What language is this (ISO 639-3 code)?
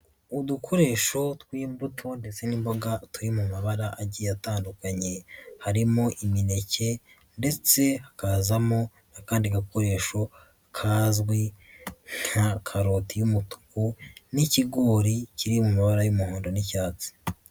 kin